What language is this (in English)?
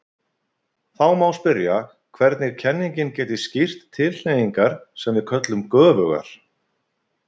Icelandic